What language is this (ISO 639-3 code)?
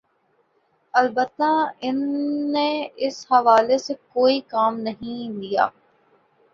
urd